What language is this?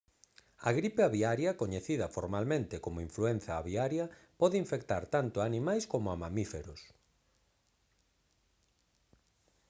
Galician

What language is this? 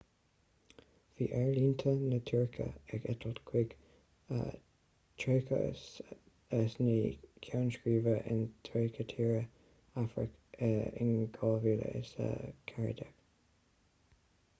Irish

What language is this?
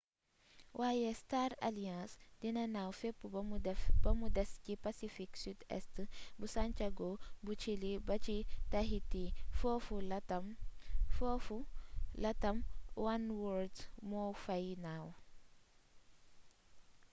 Wolof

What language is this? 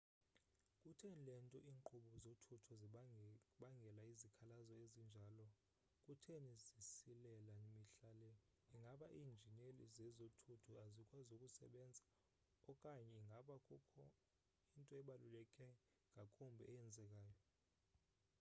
Xhosa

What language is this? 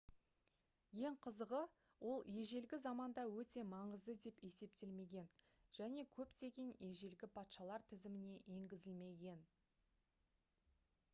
Kazakh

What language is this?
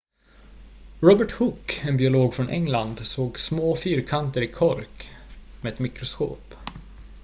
Swedish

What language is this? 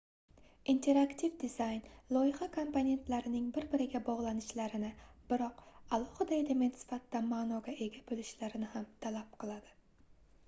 Uzbek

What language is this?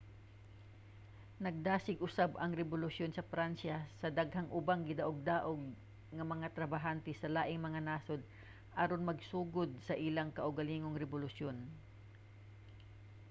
Cebuano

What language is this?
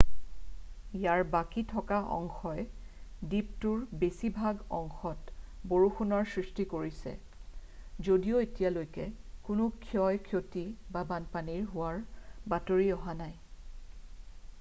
Assamese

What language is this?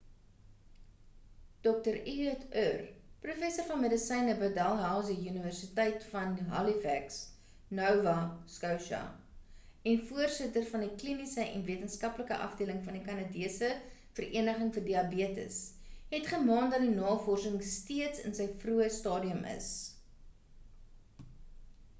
Afrikaans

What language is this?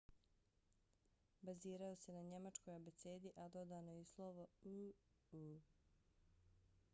Bosnian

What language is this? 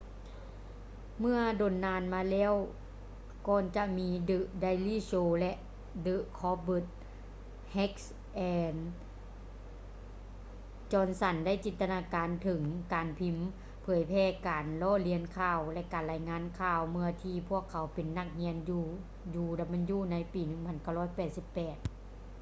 Lao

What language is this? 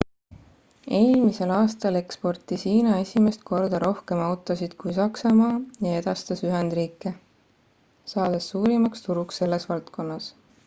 Estonian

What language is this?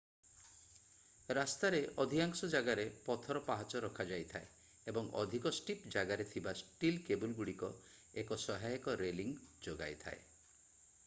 Odia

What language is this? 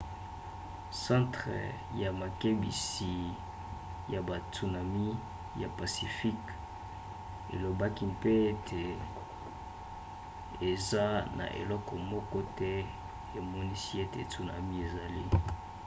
Lingala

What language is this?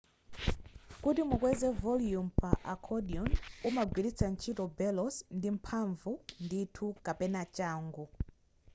Nyanja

